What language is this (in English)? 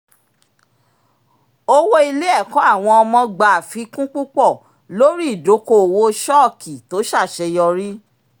Yoruba